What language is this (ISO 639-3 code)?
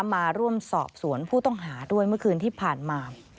tha